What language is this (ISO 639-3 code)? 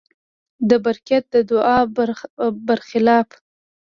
pus